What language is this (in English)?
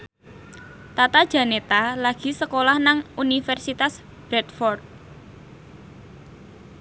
Javanese